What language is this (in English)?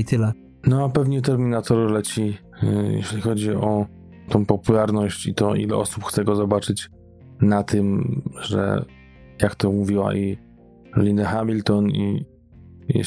Polish